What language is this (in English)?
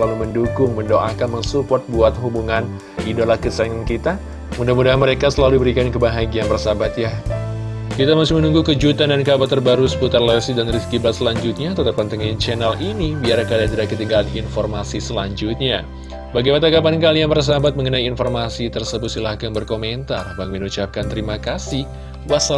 Indonesian